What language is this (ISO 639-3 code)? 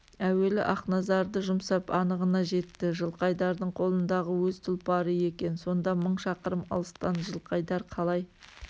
kaz